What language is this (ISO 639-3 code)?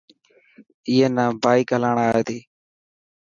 mki